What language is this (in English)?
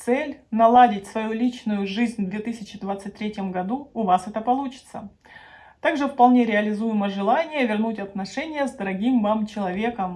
Russian